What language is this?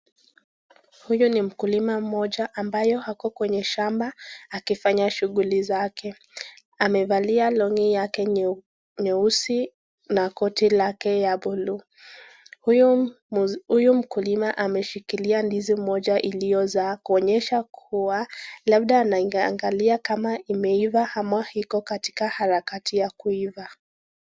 Swahili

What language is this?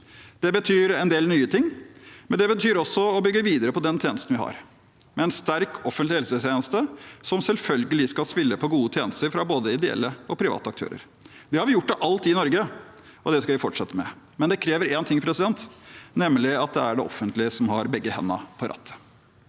Norwegian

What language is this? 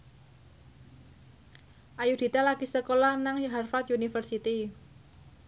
Javanese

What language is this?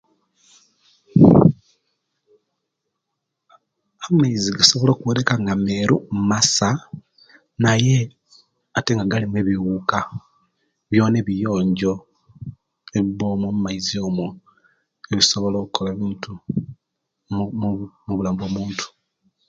Kenyi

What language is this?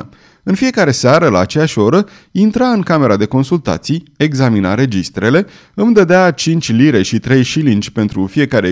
Romanian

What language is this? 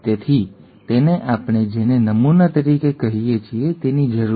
Gujarati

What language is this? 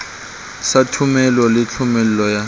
Southern Sotho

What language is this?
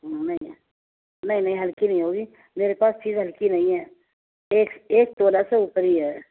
Urdu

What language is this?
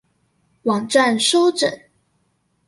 Chinese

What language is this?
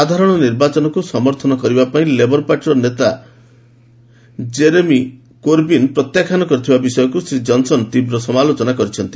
Odia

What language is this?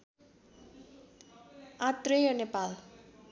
Nepali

